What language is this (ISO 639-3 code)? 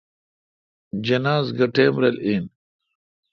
xka